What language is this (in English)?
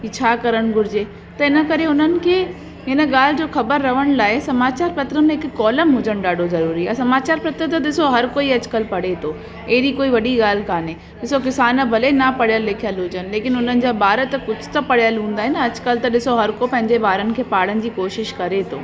Sindhi